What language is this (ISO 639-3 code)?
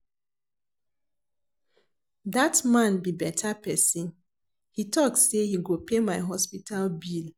pcm